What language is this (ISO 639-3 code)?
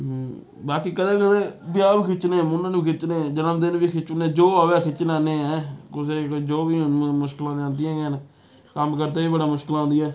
doi